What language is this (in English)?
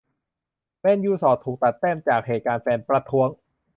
Thai